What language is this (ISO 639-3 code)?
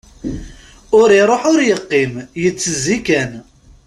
kab